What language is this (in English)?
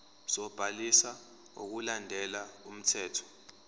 Zulu